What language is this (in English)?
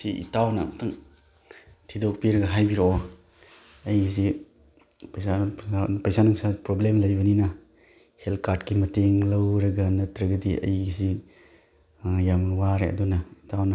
Manipuri